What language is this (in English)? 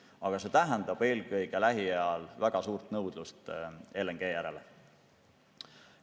Estonian